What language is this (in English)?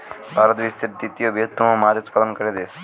Bangla